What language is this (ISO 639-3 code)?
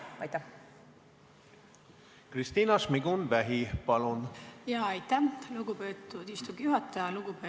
est